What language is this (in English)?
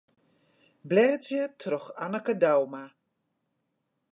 Western Frisian